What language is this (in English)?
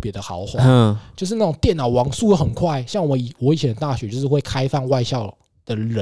Chinese